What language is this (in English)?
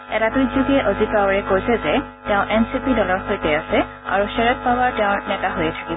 Assamese